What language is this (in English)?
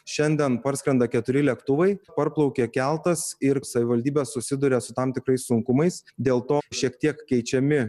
Lithuanian